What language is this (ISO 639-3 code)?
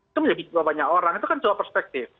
ind